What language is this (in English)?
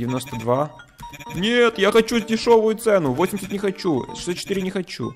Russian